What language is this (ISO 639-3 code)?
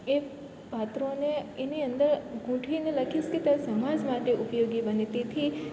guj